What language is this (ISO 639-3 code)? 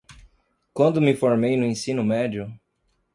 por